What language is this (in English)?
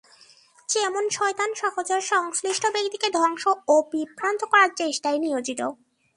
Bangla